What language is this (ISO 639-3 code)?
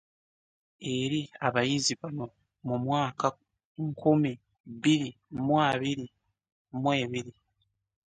lug